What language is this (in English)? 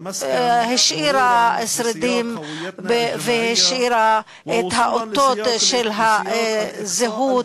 Hebrew